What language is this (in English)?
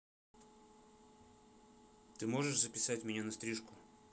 Russian